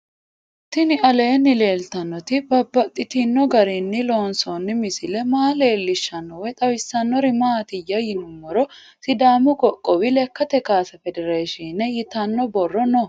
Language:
Sidamo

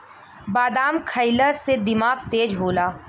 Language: Bhojpuri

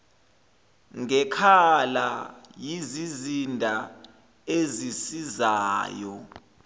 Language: Zulu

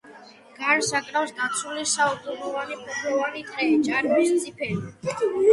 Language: Georgian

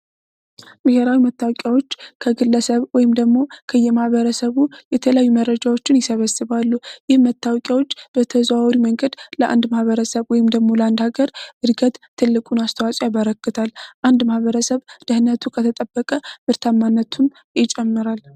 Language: Amharic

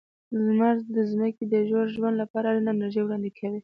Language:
Pashto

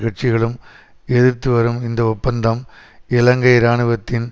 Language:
Tamil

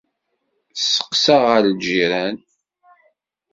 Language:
Kabyle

